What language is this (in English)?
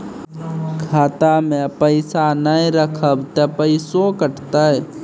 Maithili